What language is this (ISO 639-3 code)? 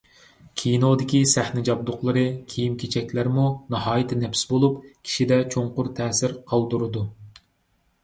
uig